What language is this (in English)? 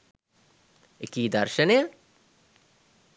Sinhala